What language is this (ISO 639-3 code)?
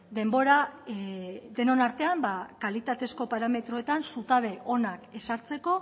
eus